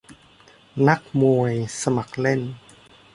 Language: Thai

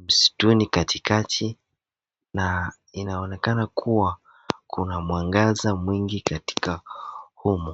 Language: Swahili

